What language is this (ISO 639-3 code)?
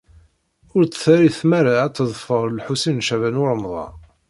kab